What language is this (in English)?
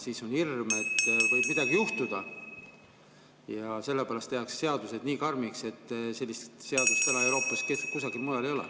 Estonian